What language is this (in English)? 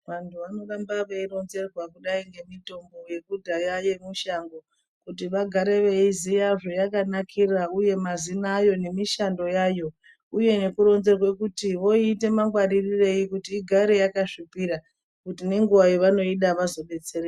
Ndau